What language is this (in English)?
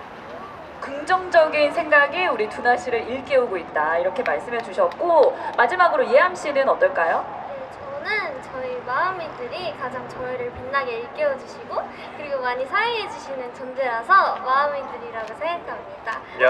Korean